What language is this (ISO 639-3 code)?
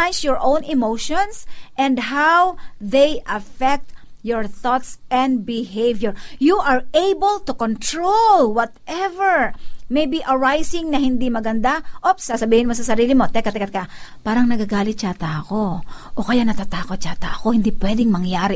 fil